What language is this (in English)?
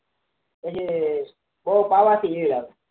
Gujarati